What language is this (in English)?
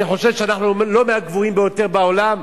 Hebrew